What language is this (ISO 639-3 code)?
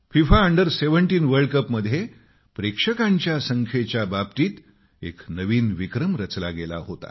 mar